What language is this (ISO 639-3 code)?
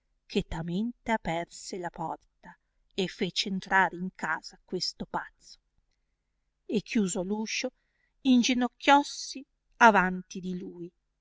ita